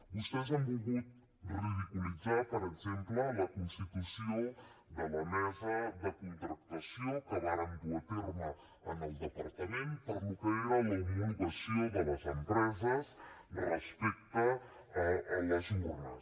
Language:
Catalan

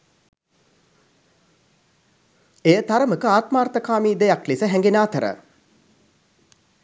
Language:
Sinhala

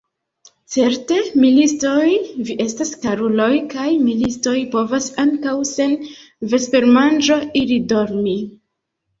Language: Esperanto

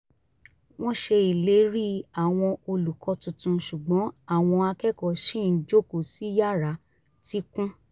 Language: Yoruba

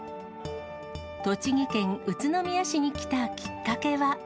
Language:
Japanese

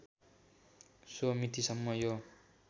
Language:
Nepali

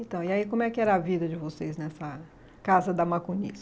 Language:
Portuguese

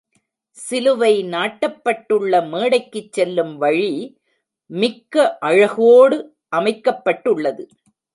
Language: Tamil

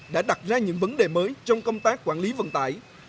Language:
Vietnamese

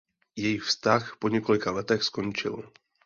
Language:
Czech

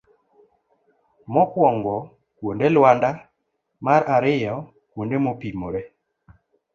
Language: Luo (Kenya and Tanzania)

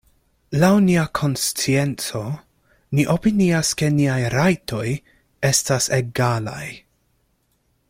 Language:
Esperanto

